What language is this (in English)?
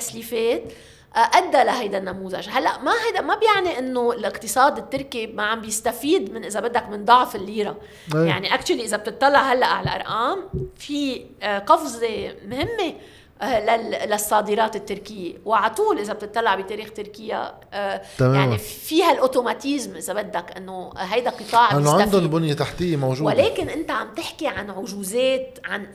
Arabic